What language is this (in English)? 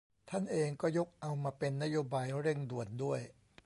Thai